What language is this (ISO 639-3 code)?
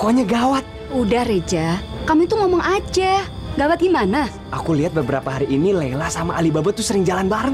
ind